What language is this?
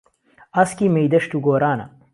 Central Kurdish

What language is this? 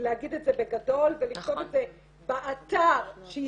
Hebrew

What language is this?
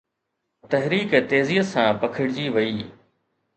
Sindhi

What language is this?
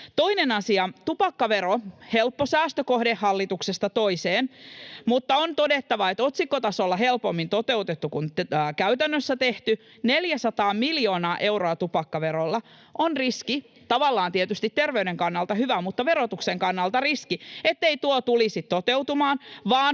Finnish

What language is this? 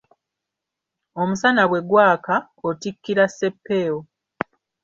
Ganda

